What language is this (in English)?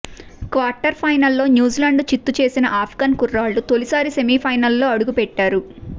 Telugu